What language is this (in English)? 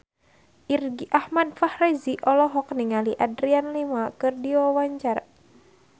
Sundanese